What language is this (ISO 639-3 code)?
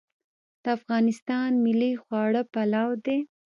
pus